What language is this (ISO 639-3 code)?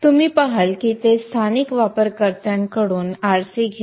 mar